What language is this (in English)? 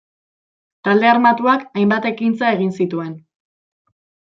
Basque